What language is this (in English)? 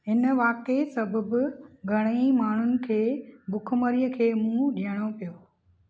Sindhi